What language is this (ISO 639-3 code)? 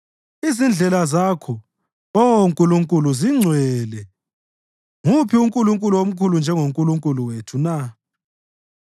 nde